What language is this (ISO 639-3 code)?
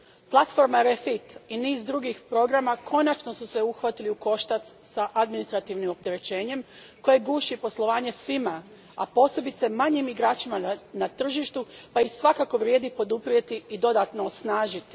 hrv